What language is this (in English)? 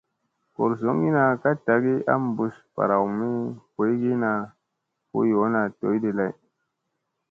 Musey